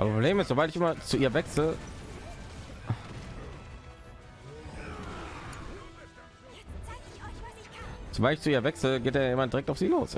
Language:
German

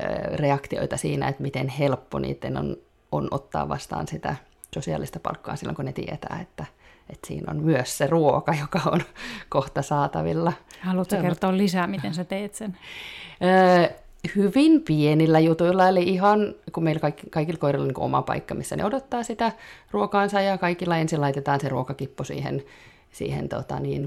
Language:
Finnish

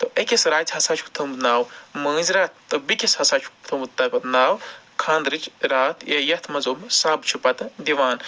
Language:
Kashmiri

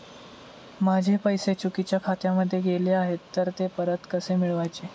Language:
Marathi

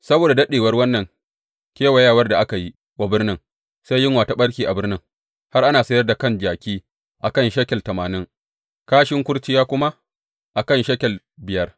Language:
Hausa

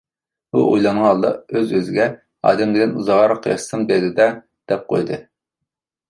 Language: Uyghur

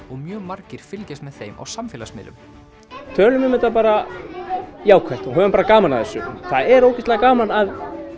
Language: Icelandic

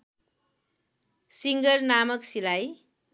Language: Nepali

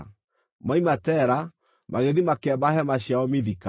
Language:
Kikuyu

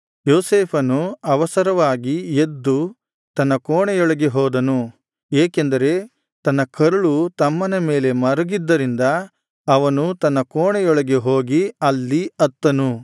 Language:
Kannada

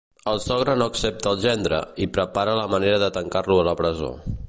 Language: Catalan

